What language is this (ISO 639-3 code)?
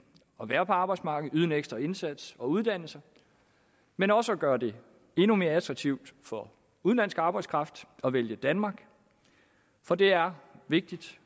dan